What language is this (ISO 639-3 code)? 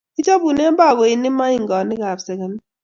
kln